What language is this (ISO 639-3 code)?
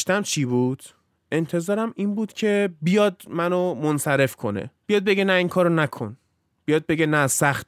fas